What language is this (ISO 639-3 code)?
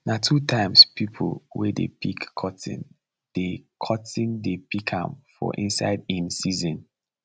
pcm